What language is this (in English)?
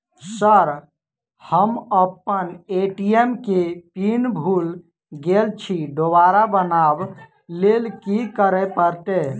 Maithili